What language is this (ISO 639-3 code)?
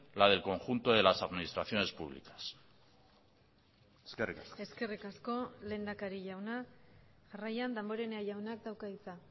eus